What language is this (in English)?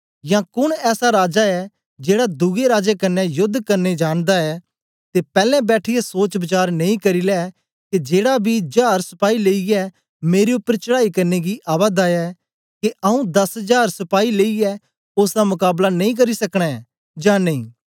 Dogri